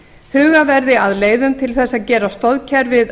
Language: Icelandic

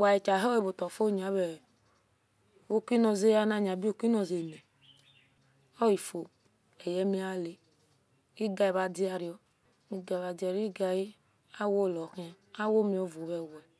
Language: Esan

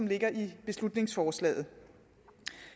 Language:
Danish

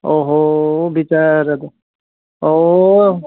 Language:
Nepali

